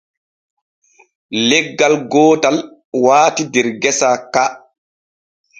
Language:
Borgu Fulfulde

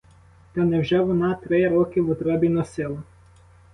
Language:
Ukrainian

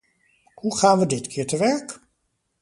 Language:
Dutch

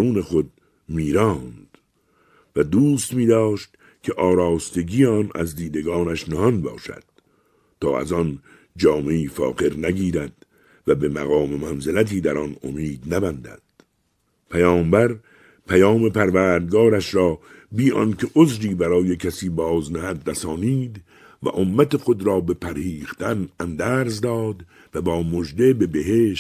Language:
Persian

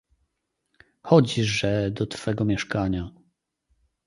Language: Polish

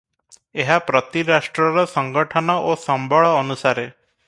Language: Odia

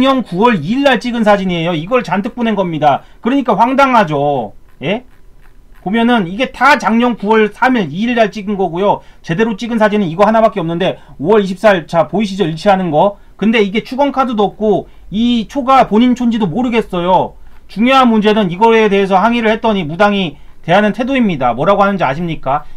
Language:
Korean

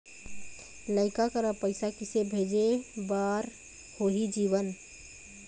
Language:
Chhattisgarhi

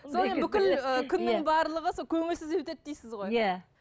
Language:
Kazakh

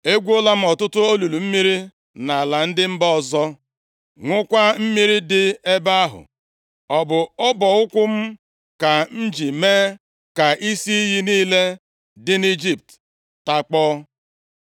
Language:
Igbo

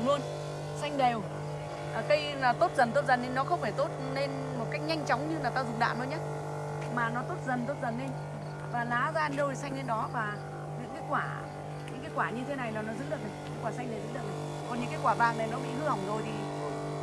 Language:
Vietnamese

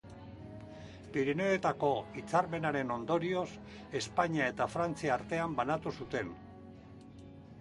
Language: Basque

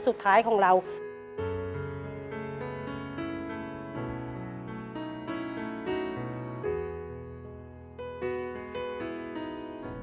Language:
Thai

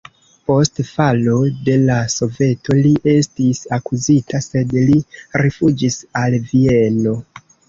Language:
Esperanto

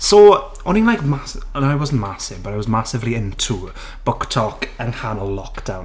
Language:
Welsh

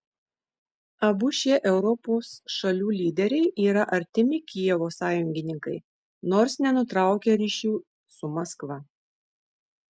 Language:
Lithuanian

